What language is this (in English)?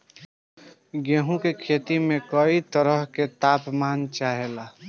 Bhojpuri